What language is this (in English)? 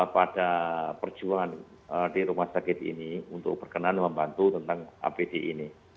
Indonesian